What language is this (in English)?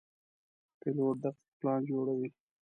Pashto